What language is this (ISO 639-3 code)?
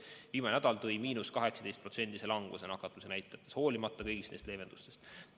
est